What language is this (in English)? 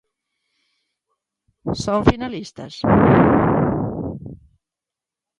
Galician